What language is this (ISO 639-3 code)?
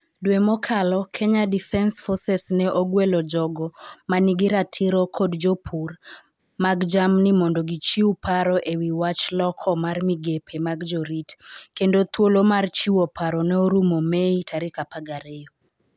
luo